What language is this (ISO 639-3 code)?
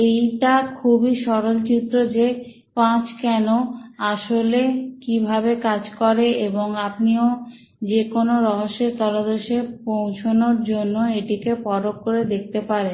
ben